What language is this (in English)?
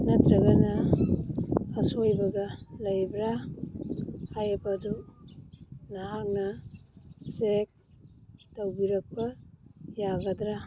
Manipuri